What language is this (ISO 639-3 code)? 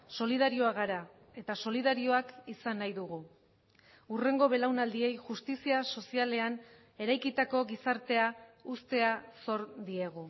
eus